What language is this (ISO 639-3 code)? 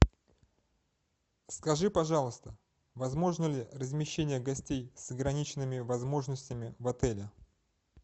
rus